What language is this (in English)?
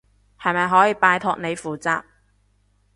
Cantonese